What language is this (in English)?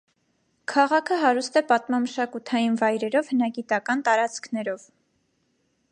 Armenian